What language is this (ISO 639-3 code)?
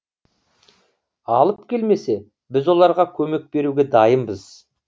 kaz